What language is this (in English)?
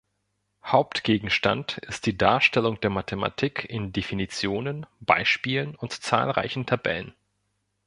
German